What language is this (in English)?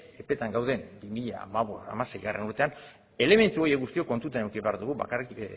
Basque